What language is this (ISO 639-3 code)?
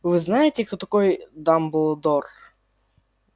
rus